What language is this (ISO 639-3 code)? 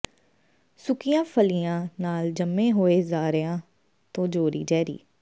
pan